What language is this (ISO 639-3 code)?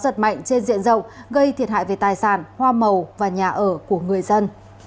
vie